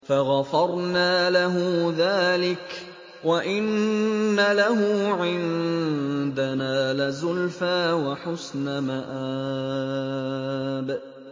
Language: Arabic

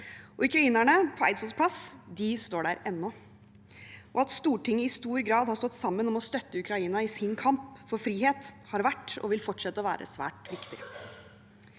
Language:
Norwegian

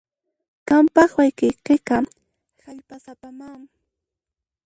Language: Puno Quechua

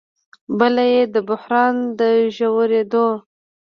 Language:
Pashto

